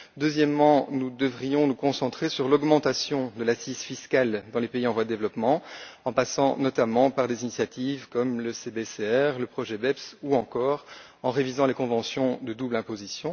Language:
French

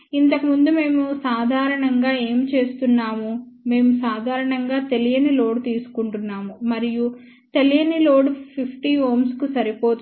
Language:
Telugu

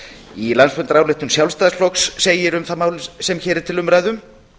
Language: Icelandic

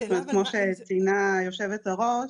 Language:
Hebrew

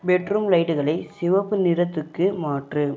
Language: Tamil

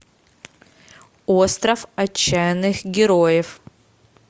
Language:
Russian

